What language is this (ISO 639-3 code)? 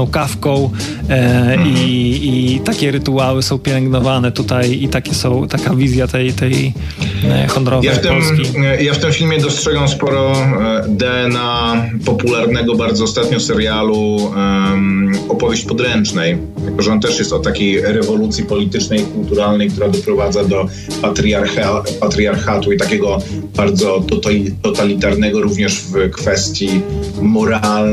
pol